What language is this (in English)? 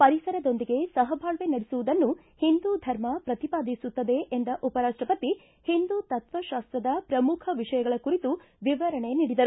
Kannada